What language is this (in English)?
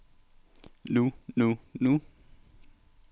Danish